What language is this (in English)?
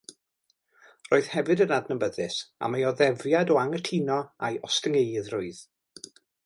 Welsh